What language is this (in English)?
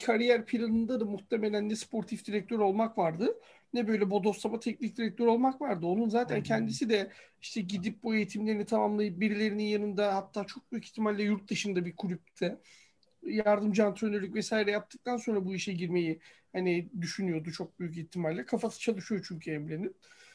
Turkish